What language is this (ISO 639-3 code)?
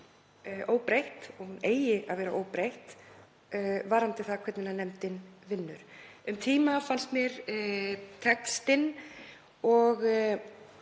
isl